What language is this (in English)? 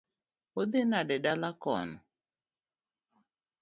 Luo (Kenya and Tanzania)